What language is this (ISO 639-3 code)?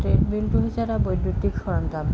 asm